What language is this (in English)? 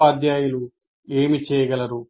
Telugu